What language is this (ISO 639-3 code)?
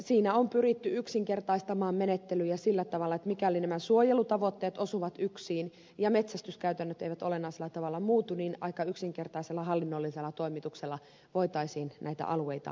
fin